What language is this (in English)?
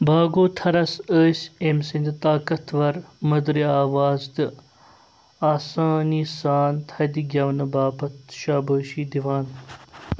Kashmiri